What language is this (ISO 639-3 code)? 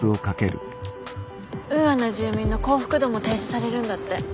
jpn